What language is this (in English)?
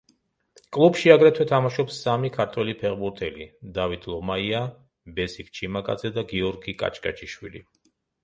Georgian